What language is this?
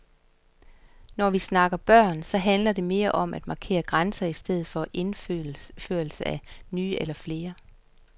Danish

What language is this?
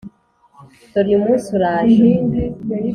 Kinyarwanda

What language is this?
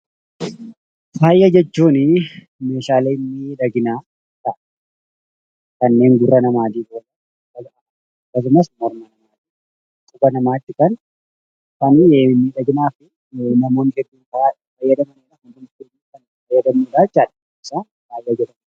Oromo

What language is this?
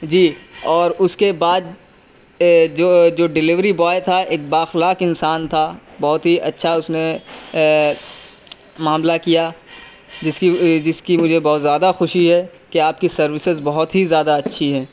Urdu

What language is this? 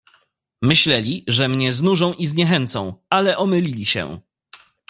Polish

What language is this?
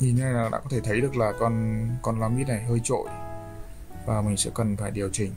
Vietnamese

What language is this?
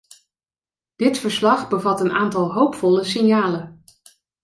Dutch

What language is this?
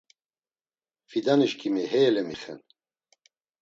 Laz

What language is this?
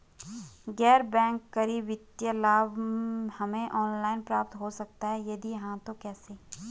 Hindi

